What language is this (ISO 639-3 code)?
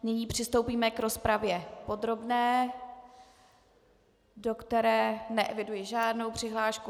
ces